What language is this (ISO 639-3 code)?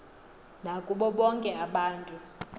xho